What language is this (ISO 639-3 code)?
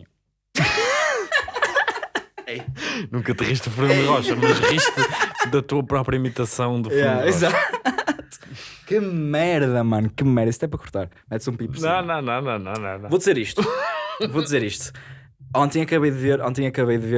por